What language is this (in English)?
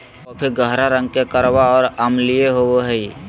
Magahi